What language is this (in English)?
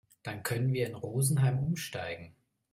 German